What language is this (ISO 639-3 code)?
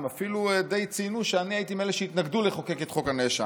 heb